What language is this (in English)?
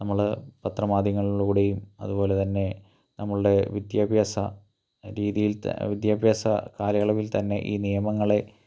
Malayalam